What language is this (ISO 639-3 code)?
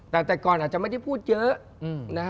tha